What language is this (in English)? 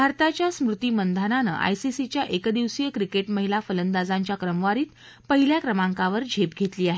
Marathi